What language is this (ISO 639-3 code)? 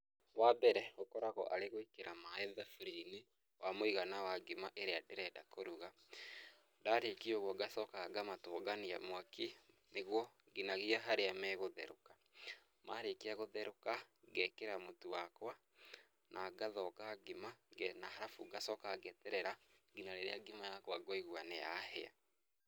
kik